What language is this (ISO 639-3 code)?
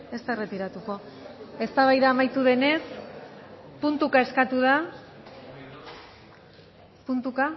eus